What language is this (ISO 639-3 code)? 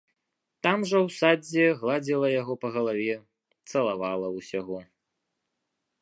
bel